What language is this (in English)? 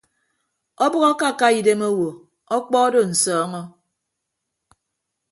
Ibibio